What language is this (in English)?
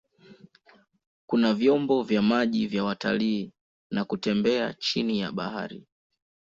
Swahili